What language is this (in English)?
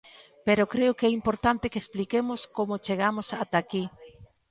Galician